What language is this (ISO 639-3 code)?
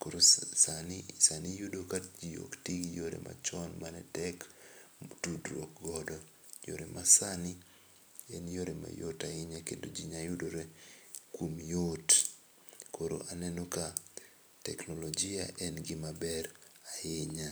luo